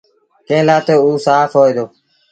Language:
Sindhi Bhil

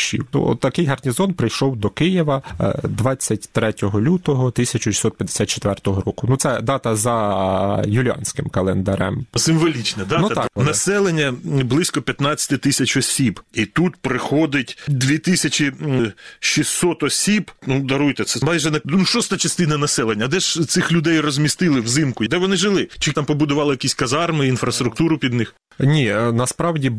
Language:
Ukrainian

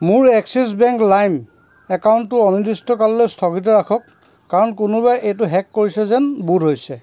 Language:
Assamese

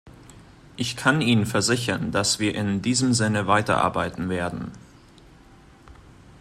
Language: German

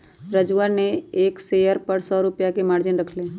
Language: Magahi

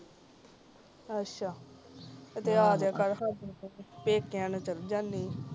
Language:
Punjabi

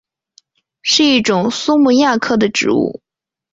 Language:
Chinese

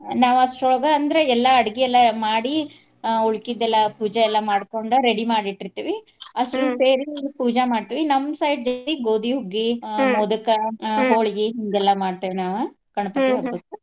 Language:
Kannada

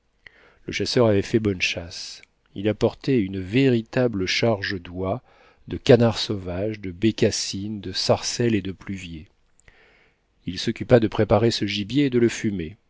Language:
French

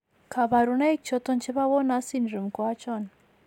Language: Kalenjin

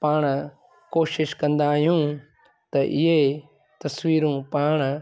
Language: Sindhi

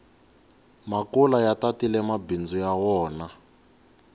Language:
Tsonga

